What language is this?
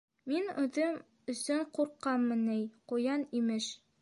Bashkir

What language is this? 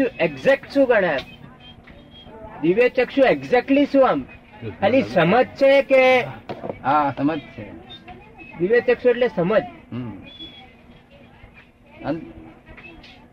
Gujarati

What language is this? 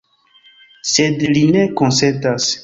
Esperanto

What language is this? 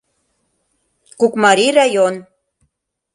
Mari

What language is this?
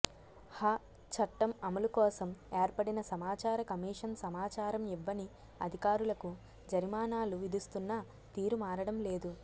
Telugu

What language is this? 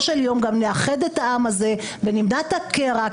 Hebrew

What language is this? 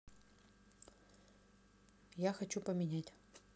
Russian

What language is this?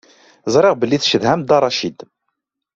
Kabyle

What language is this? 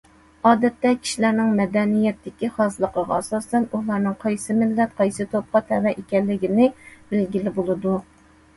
Uyghur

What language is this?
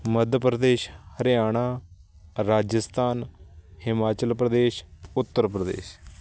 Punjabi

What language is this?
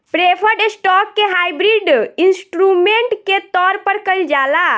Bhojpuri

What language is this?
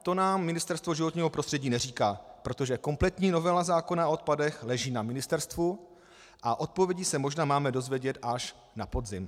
Czech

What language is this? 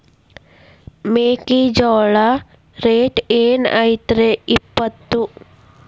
Kannada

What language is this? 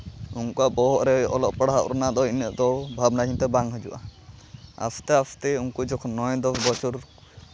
Santali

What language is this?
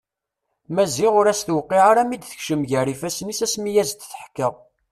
Kabyle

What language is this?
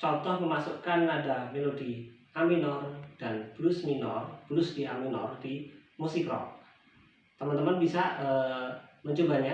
Indonesian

